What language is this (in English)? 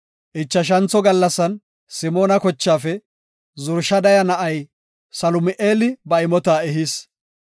Gofa